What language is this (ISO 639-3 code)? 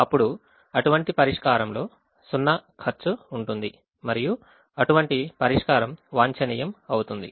tel